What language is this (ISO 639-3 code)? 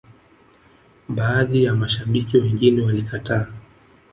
swa